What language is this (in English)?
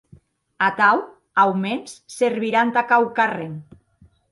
Occitan